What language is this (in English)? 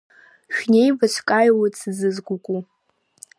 Abkhazian